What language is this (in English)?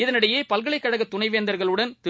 Tamil